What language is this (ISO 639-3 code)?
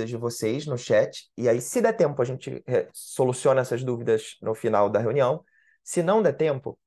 por